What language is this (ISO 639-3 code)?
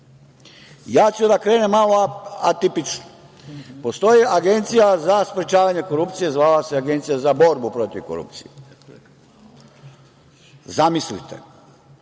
srp